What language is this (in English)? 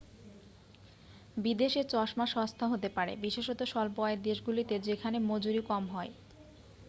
Bangla